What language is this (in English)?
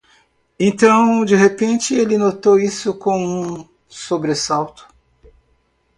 Portuguese